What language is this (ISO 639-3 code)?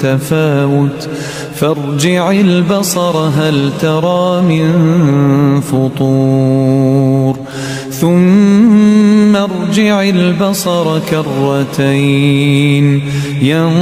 ara